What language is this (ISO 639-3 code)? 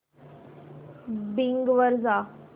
mar